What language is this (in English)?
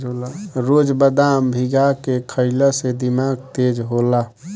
Bhojpuri